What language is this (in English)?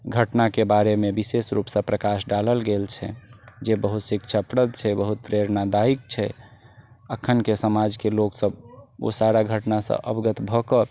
Maithili